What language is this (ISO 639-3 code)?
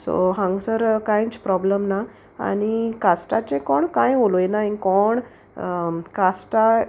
kok